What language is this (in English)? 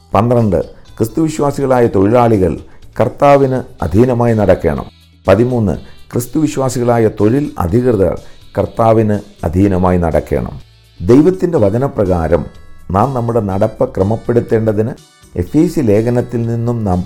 Malayalam